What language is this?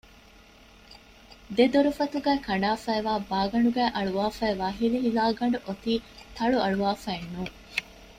Divehi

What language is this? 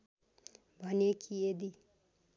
Nepali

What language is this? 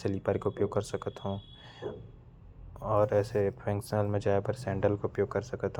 Korwa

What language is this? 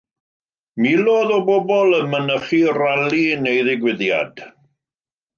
Welsh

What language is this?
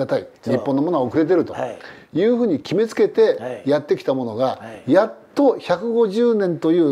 Japanese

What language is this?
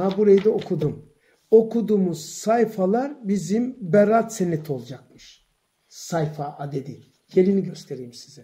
Turkish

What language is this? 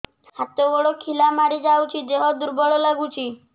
Odia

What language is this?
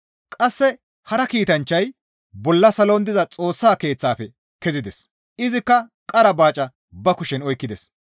Gamo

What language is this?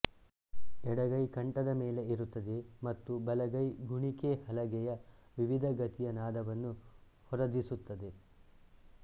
Kannada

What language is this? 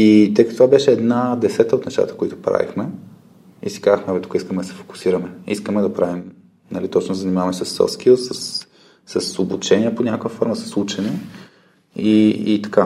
Bulgarian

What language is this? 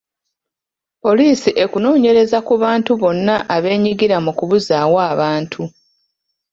Ganda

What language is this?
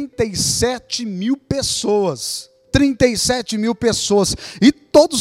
Portuguese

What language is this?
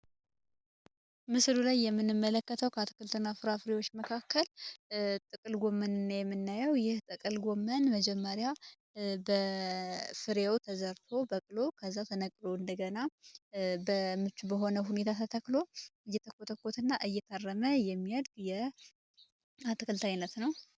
Amharic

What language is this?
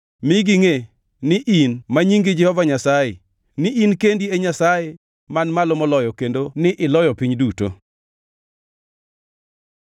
Luo (Kenya and Tanzania)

